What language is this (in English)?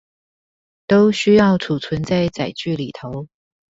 Chinese